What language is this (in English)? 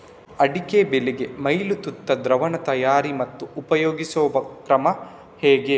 Kannada